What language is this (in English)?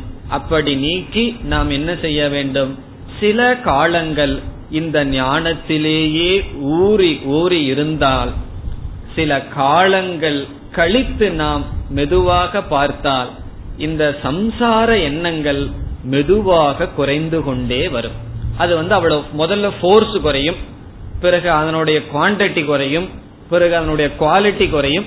Tamil